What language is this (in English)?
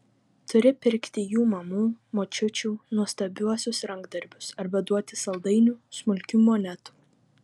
Lithuanian